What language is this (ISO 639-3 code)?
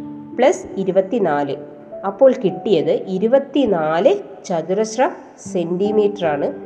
mal